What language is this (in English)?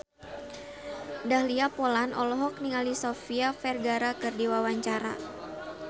Sundanese